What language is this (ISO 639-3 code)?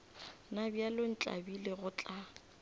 nso